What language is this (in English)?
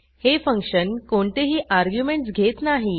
Marathi